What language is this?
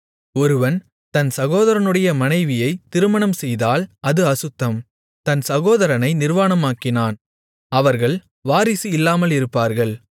Tamil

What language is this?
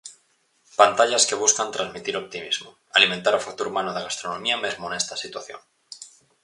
Galician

